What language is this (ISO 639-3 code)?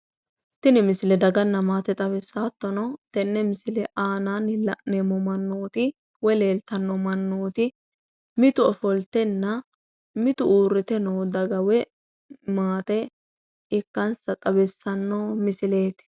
sid